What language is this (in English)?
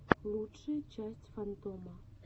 Russian